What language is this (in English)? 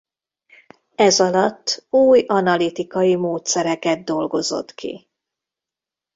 Hungarian